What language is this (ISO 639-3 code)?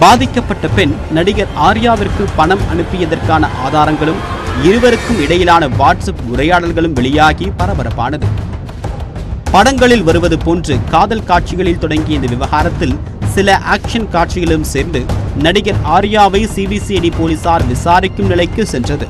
ron